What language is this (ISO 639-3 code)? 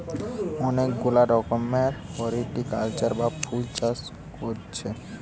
ben